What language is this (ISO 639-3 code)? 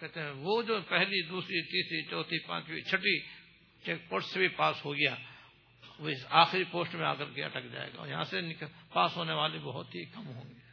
urd